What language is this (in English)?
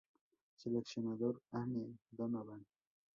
Spanish